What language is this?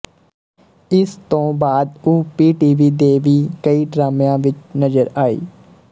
Punjabi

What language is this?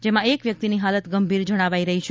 Gujarati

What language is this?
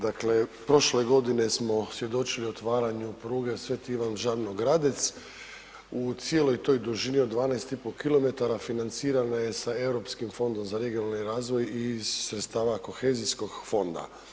Croatian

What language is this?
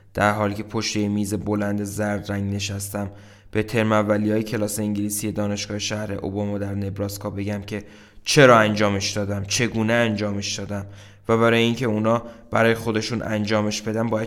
Persian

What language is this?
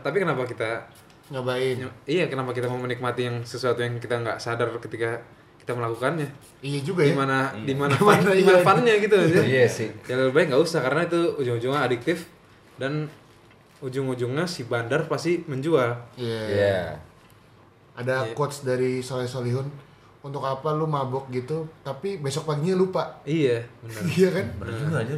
Indonesian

